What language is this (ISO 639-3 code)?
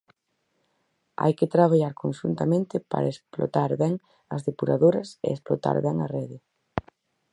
glg